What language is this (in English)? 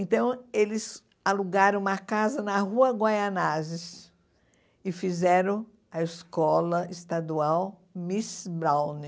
Portuguese